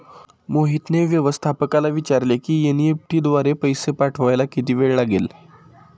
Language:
Marathi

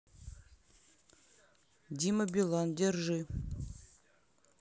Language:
Russian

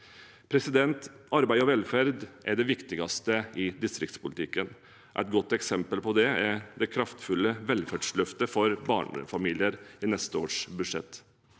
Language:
Norwegian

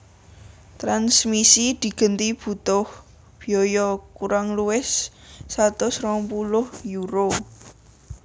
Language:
Javanese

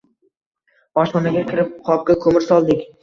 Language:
Uzbek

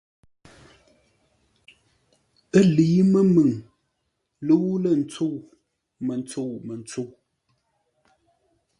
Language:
Ngombale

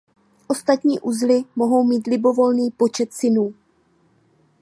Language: Czech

